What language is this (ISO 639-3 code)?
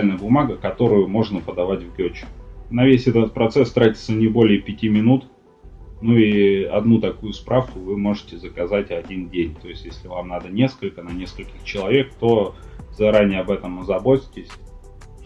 rus